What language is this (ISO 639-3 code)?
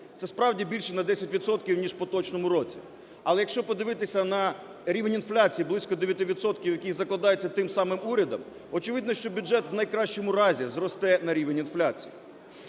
ukr